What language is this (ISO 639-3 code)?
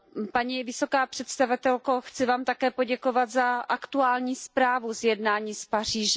ces